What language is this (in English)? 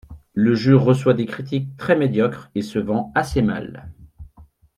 French